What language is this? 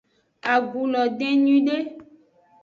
Aja (Benin)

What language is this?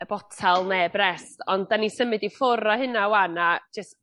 Welsh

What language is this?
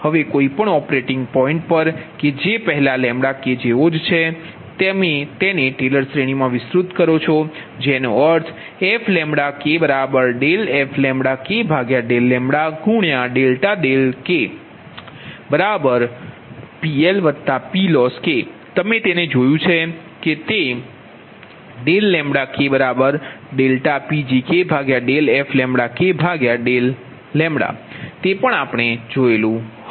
Gujarati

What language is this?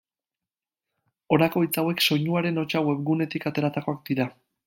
Basque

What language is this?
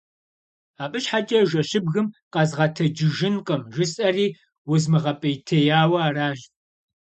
Kabardian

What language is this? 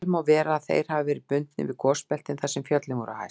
Icelandic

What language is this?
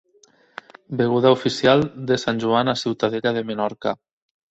Catalan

